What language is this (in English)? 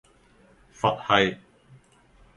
Cantonese